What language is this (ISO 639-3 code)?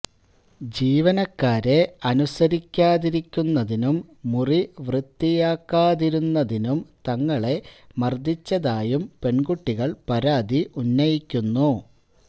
mal